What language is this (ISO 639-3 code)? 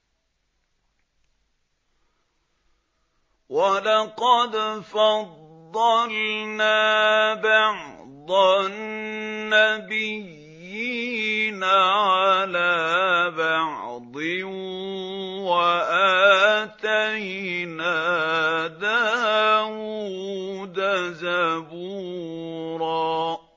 ara